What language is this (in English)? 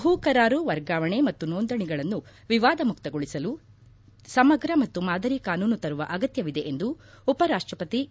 Kannada